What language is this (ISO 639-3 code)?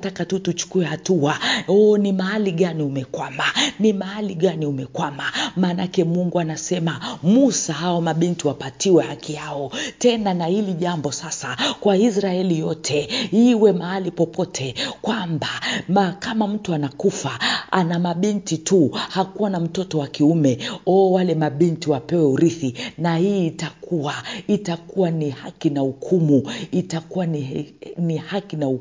swa